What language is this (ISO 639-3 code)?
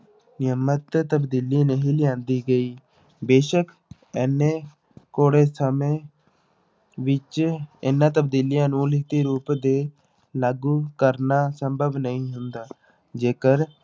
pan